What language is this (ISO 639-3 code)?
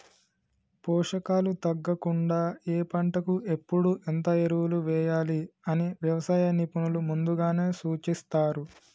tel